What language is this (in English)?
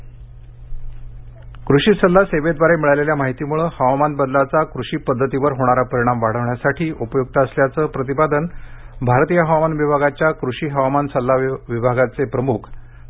Marathi